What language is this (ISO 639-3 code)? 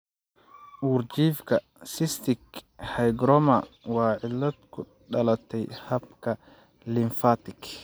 som